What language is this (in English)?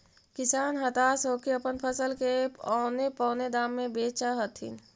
Magahi